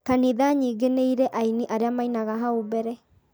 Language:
Kikuyu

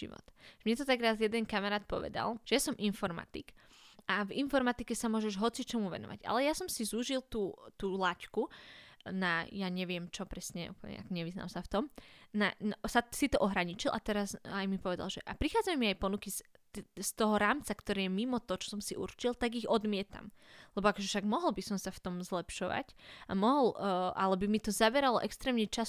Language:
Slovak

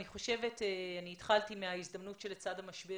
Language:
Hebrew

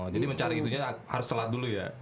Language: Indonesian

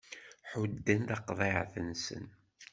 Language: Kabyle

